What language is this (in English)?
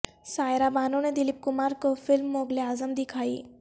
Urdu